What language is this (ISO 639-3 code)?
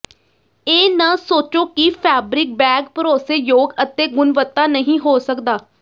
pan